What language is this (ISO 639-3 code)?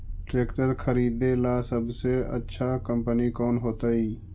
mag